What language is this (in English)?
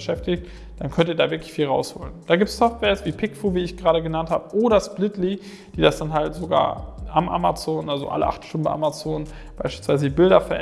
German